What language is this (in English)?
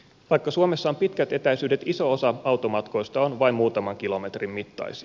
Finnish